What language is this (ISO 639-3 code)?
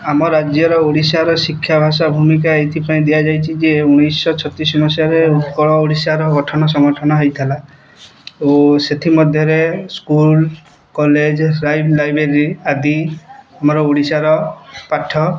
ori